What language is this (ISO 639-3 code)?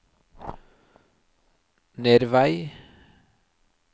nor